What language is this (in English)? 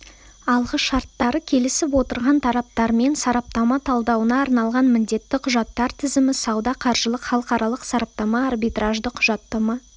Kazakh